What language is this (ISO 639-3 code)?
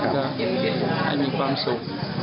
tha